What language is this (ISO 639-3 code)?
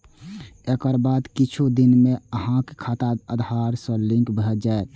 mai